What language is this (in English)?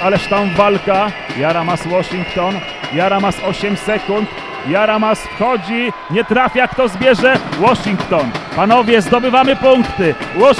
Polish